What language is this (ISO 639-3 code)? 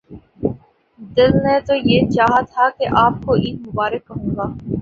urd